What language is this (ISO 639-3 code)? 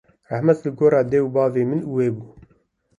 kur